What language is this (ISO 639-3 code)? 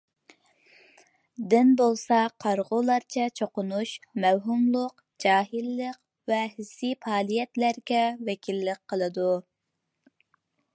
uig